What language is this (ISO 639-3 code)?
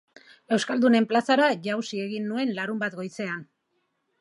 eus